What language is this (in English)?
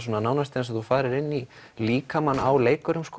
Icelandic